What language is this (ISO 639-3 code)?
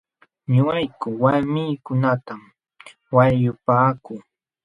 qxw